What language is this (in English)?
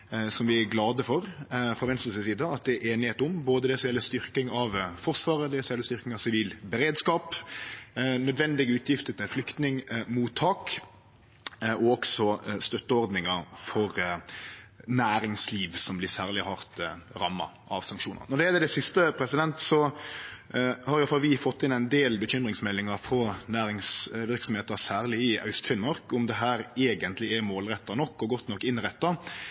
Norwegian Nynorsk